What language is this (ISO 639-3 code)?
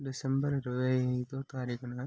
tel